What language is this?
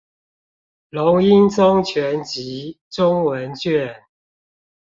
Chinese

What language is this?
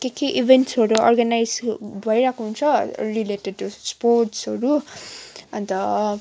Nepali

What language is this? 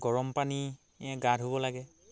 Assamese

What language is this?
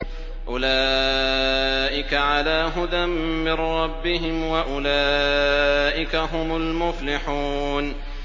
Arabic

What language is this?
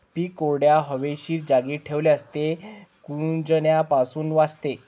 Marathi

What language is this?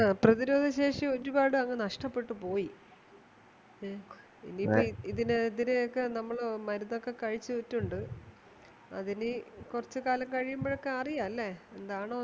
Malayalam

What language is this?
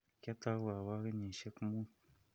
Kalenjin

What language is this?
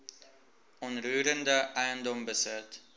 Afrikaans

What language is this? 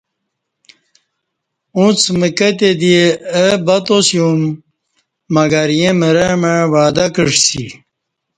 Kati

